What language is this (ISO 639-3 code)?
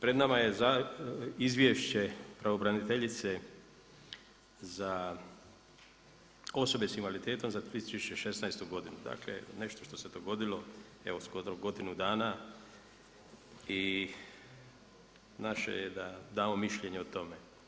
hrv